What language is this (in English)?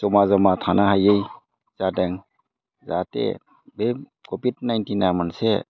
Bodo